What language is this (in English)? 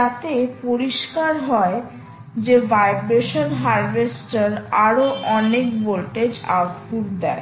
Bangla